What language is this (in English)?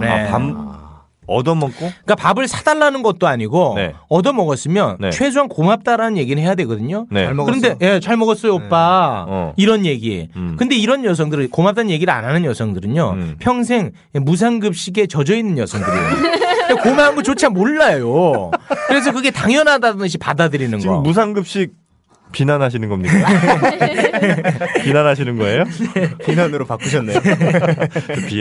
Korean